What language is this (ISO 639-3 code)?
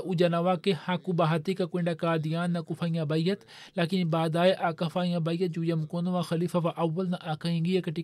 swa